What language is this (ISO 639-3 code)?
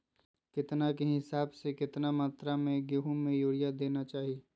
mag